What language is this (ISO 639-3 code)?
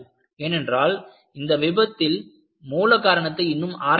tam